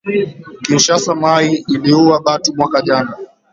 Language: Swahili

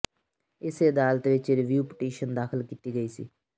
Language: Punjabi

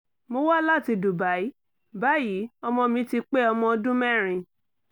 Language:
Yoruba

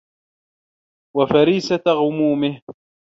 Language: Arabic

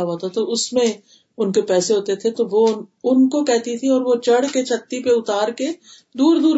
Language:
Urdu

